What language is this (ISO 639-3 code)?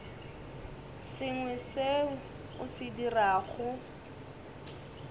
nso